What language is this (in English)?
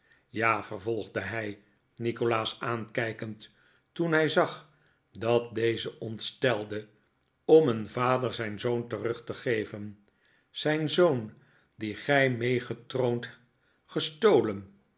Dutch